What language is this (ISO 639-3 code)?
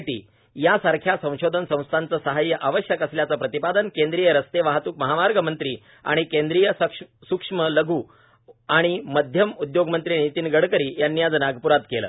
mar